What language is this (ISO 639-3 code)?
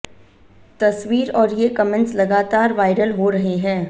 hin